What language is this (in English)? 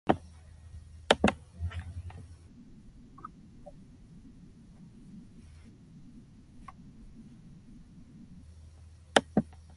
Korean